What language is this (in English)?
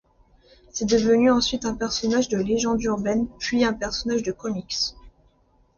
French